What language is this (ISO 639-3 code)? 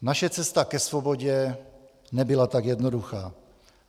ces